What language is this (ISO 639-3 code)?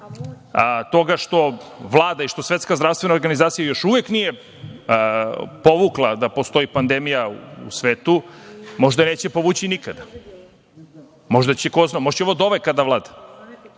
srp